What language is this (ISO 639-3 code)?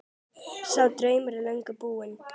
isl